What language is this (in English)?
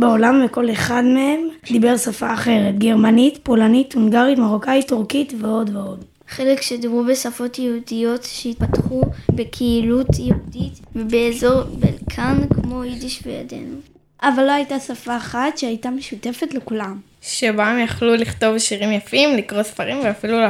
Hebrew